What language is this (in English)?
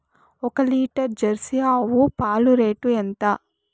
Telugu